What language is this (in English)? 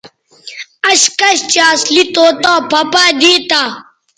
Bateri